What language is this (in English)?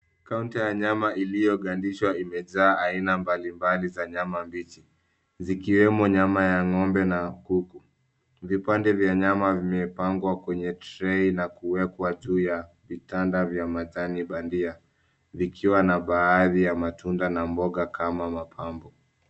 Swahili